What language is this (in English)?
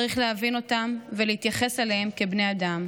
Hebrew